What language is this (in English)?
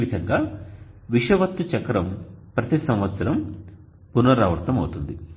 Telugu